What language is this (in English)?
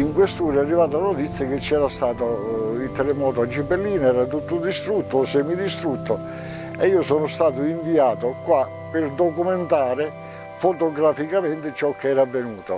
Italian